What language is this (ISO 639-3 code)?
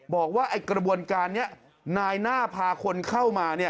tha